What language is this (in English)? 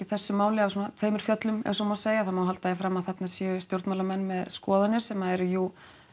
Icelandic